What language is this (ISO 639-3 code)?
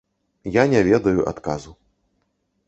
bel